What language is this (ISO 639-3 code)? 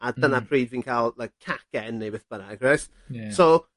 cym